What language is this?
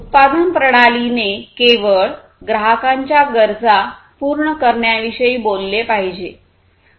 Marathi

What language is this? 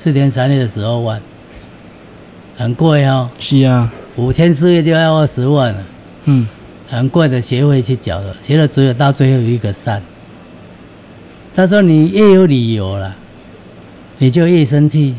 Chinese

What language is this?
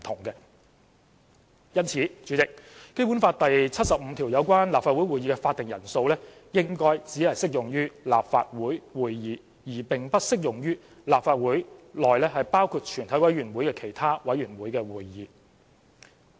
Cantonese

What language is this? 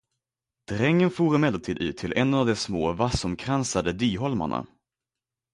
Swedish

